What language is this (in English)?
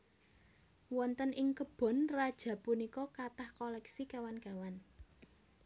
Javanese